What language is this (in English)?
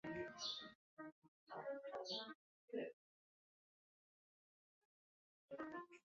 Chinese